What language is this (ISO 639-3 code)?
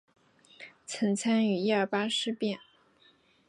zho